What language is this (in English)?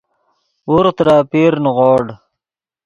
Yidgha